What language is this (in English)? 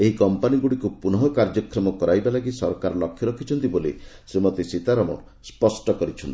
Odia